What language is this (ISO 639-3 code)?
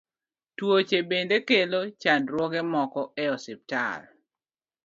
luo